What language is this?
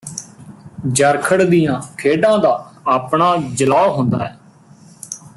Punjabi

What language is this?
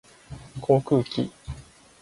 Japanese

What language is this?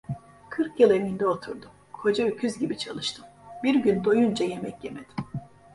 Turkish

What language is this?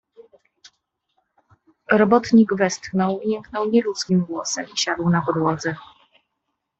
Polish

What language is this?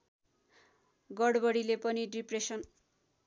Nepali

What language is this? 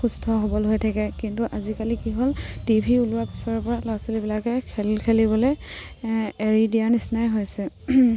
Assamese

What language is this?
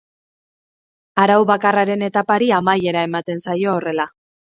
Basque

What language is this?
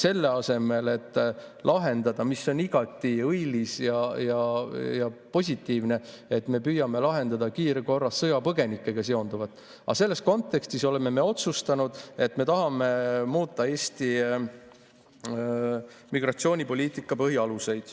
Estonian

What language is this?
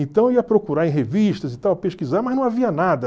Portuguese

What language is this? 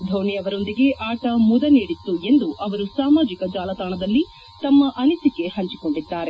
Kannada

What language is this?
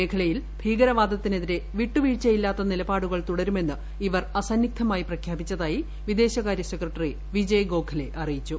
Malayalam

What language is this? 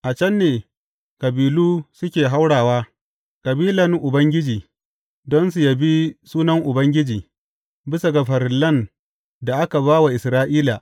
Hausa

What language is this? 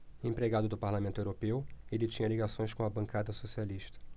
Portuguese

